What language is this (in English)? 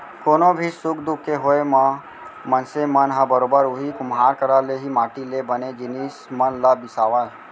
Chhattisgarhi